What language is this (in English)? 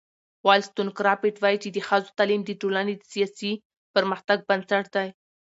Pashto